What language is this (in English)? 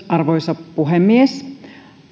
Finnish